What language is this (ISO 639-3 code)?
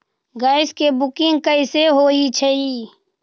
mag